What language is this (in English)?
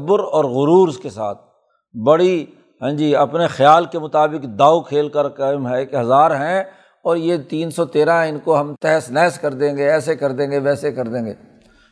Urdu